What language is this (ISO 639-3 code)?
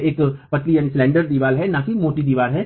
hin